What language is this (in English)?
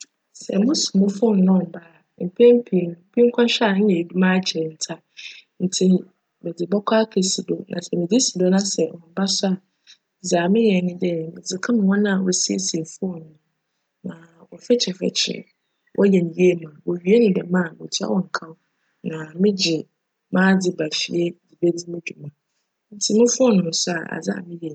Akan